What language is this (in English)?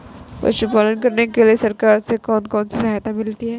Hindi